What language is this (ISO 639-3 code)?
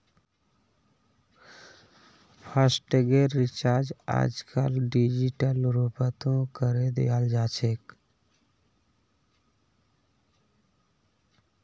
mag